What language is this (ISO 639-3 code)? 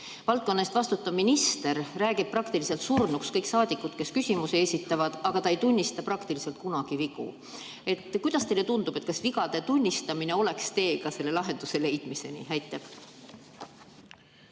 est